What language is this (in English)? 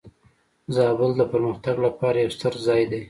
Pashto